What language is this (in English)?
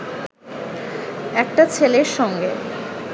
Bangla